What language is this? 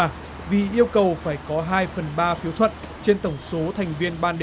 Vietnamese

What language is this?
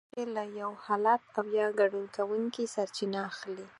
Pashto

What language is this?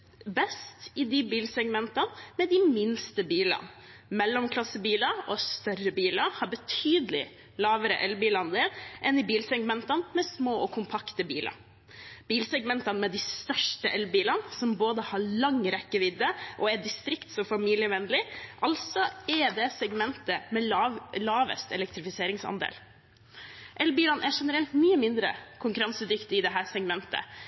Norwegian Bokmål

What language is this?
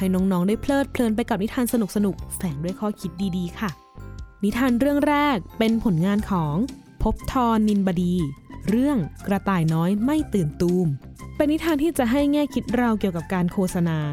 Thai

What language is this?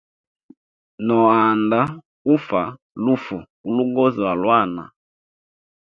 Hemba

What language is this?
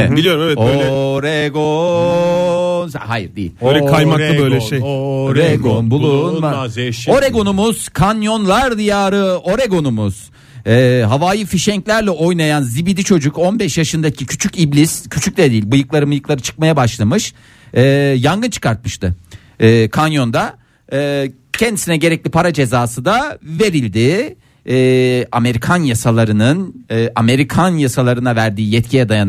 Turkish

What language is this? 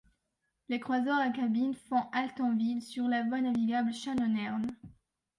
French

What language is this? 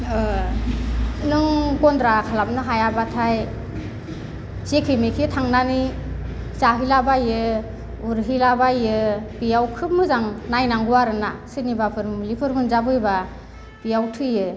Bodo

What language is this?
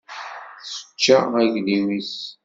Kabyle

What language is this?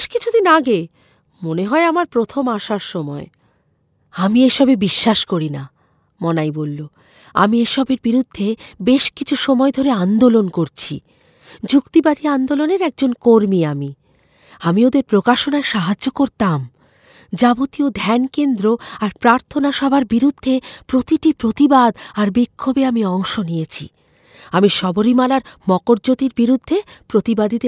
Bangla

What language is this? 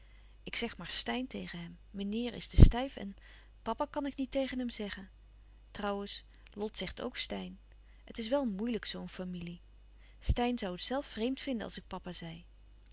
Dutch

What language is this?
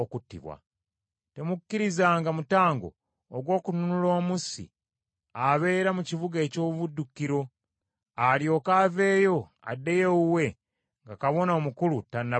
Ganda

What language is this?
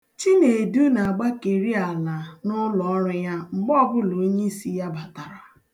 Igbo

